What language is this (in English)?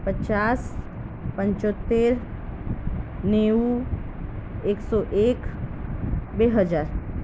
Gujarati